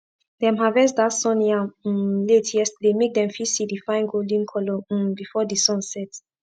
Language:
Nigerian Pidgin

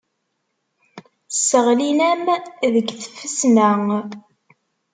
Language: Kabyle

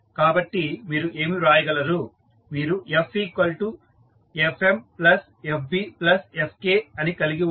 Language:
Telugu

